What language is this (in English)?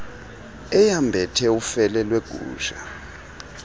Xhosa